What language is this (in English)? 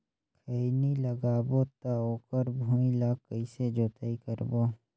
Chhattisgarhi